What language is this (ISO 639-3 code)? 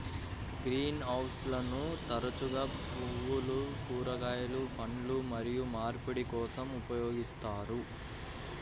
tel